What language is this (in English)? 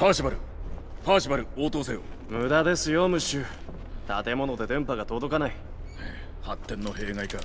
Japanese